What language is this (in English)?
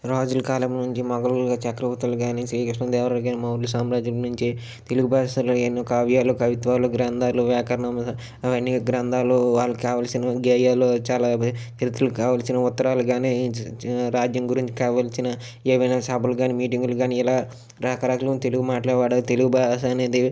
Telugu